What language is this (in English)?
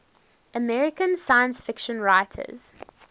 English